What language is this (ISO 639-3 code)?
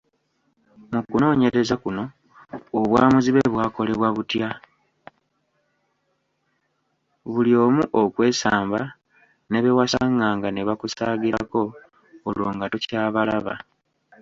lug